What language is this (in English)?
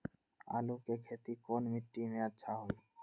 Magahi